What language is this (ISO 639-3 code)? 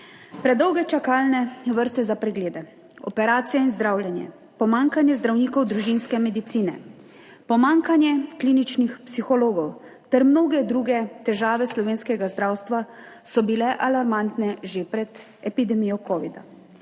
slv